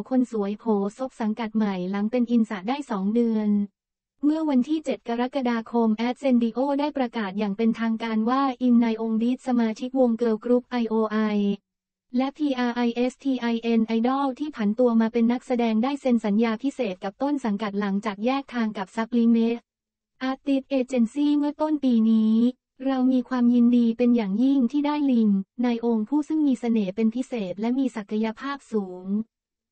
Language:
Thai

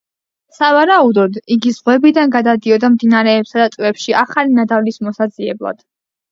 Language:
Georgian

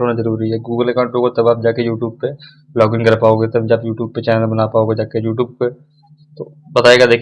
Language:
Hindi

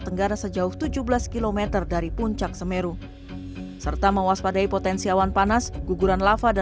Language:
Indonesian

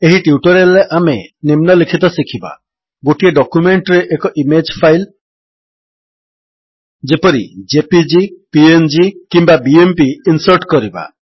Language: Odia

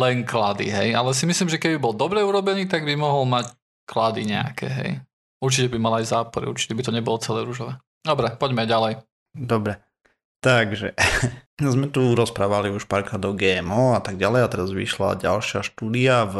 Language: Slovak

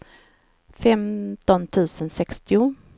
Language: Swedish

